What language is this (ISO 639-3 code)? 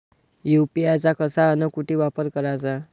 mar